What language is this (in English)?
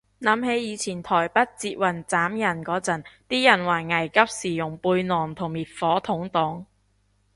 Cantonese